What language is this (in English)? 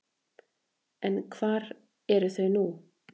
Icelandic